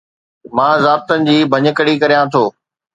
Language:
Sindhi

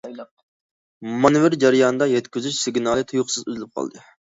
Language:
Uyghur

